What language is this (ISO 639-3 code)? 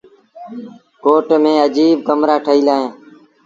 sbn